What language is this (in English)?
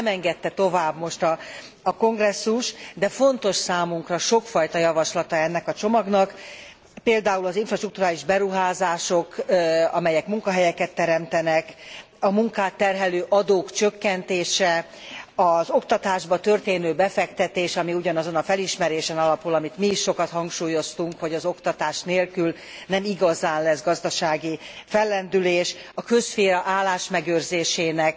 Hungarian